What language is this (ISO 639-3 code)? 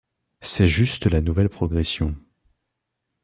fra